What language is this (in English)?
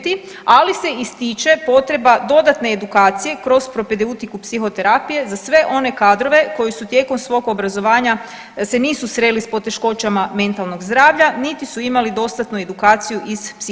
Croatian